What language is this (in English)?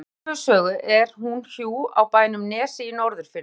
Icelandic